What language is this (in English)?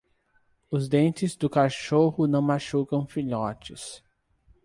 Portuguese